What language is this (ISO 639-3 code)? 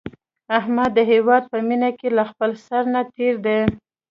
pus